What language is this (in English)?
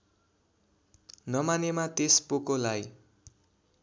Nepali